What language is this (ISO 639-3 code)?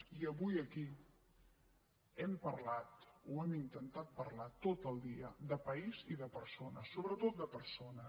cat